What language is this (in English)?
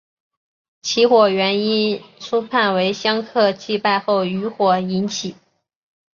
Chinese